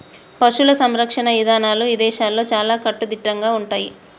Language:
Telugu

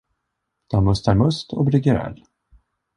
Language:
Swedish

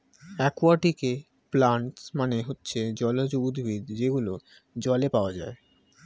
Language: Bangla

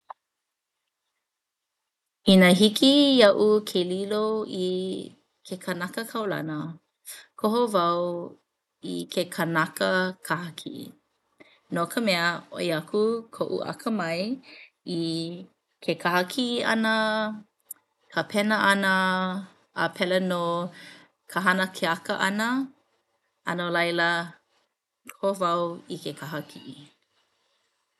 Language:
Hawaiian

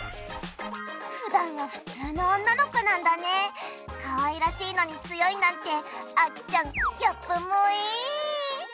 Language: Japanese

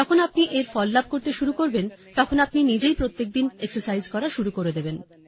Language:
Bangla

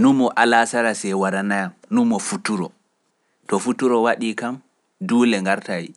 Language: Pular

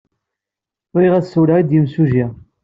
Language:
Kabyle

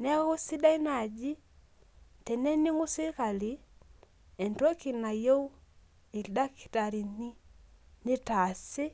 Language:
Masai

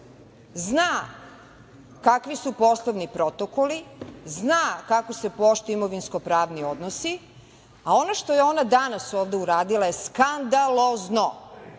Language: Serbian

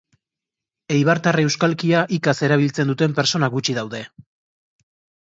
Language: Basque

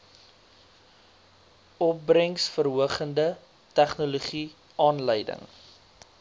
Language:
Afrikaans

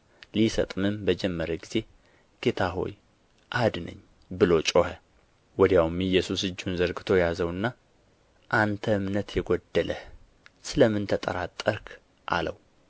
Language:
Amharic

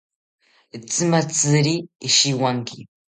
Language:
South Ucayali Ashéninka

